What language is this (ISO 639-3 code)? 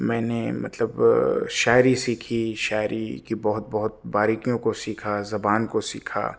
urd